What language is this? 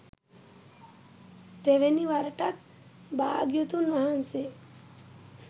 Sinhala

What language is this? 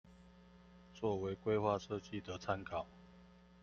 Chinese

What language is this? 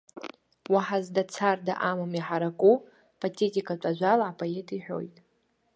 Abkhazian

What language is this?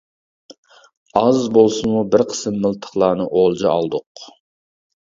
Uyghur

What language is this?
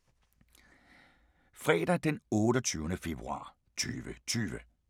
Danish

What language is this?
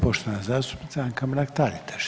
Croatian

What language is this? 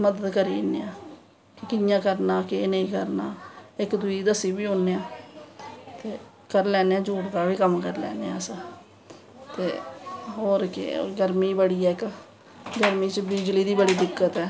Dogri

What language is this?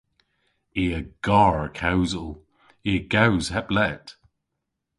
Cornish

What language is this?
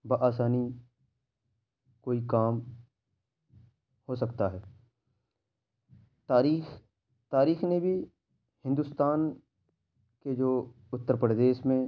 Urdu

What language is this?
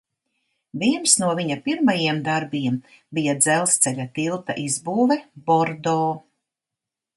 Latvian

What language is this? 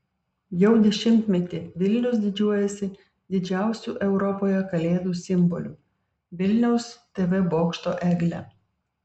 Lithuanian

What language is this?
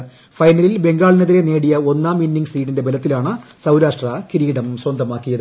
Malayalam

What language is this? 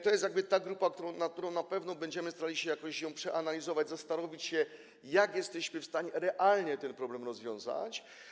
Polish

